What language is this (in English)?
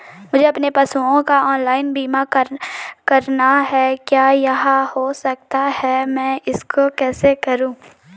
Hindi